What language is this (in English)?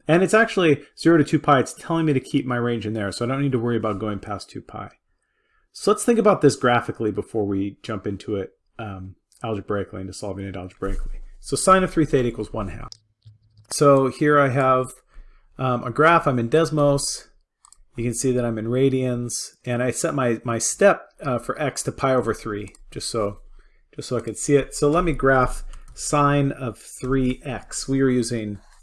English